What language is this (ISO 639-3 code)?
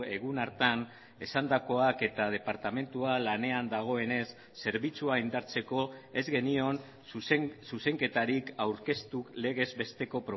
eus